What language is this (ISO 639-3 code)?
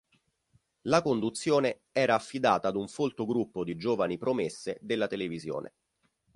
ita